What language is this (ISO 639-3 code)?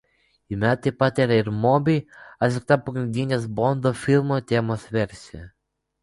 lit